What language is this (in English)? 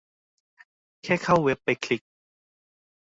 Thai